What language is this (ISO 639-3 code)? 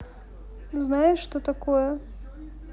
rus